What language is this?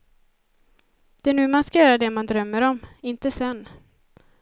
Swedish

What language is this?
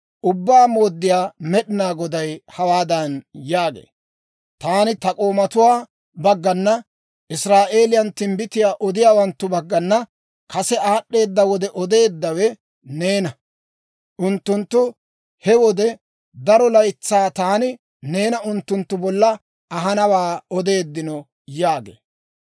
Dawro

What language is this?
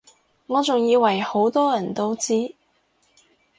Cantonese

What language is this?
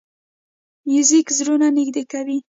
Pashto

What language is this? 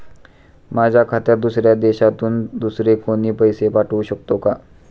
Marathi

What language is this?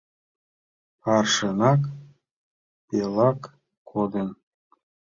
Mari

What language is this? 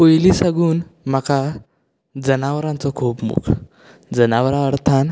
Konkani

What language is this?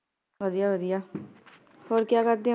Punjabi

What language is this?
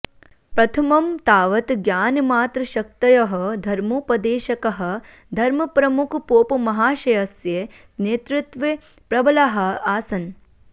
Sanskrit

